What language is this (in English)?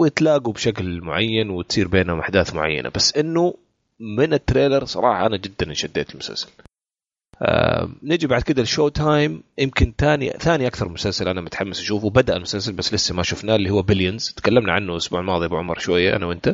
Arabic